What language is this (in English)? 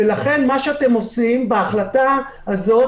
Hebrew